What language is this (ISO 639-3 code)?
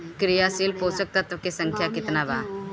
bho